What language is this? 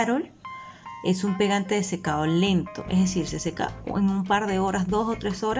Spanish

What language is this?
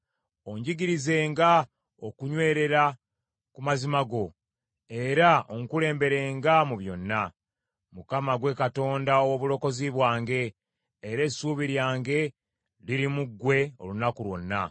Ganda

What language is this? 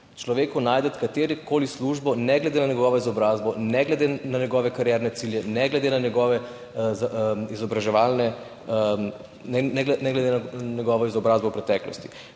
Slovenian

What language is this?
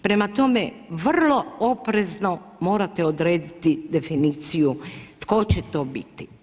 Croatian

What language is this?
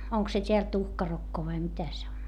Finnish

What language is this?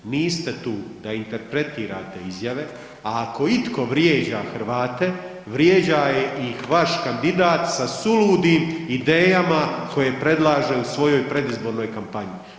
Croatian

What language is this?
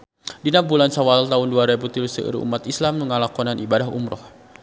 Sundanese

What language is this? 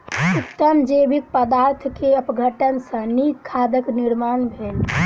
Maithili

